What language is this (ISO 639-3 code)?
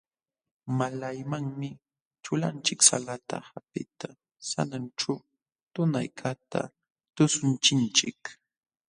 qxw